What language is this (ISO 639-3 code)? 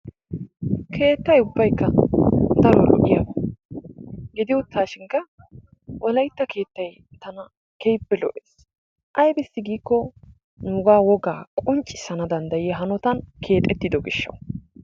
wal